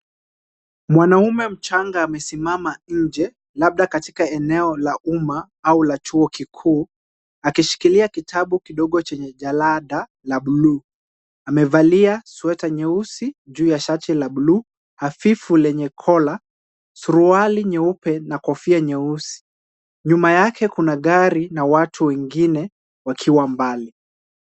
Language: Swahili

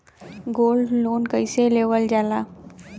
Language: Bhojpuri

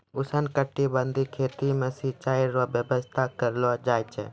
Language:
Maithili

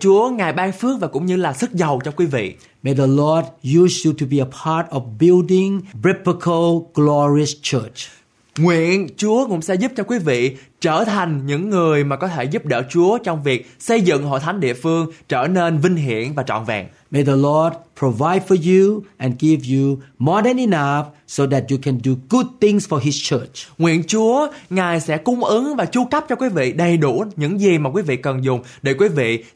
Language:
Vietnamese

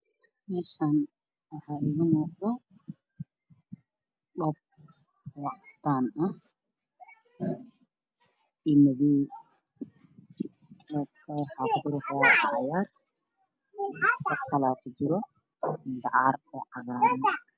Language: Somali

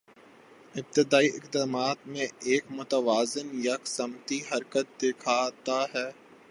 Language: Urdu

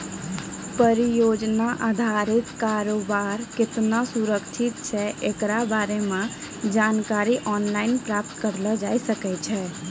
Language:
Maithili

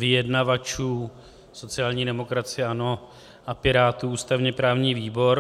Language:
Czech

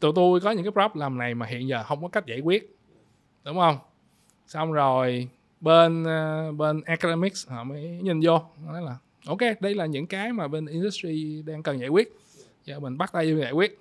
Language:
Vietnamese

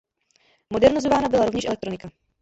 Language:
Czech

